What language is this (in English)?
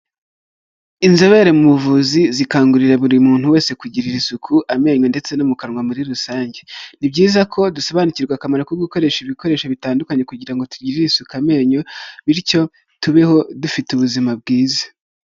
Kinyarwanda